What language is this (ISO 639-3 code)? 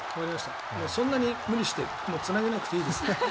jpn